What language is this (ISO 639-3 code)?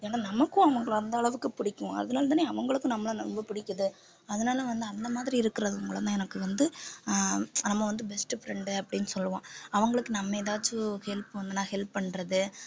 tam